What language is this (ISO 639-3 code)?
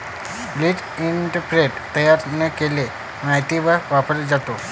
mar